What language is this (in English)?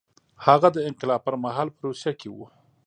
Pashto